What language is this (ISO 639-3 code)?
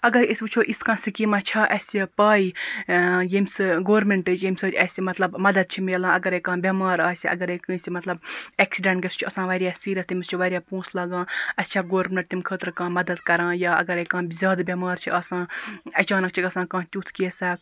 kas